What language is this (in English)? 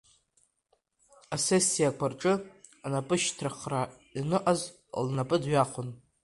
Abkhazian